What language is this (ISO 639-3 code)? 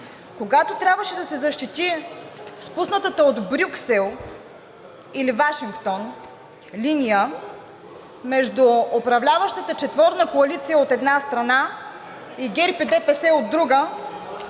bul